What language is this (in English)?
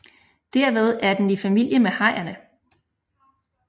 Danish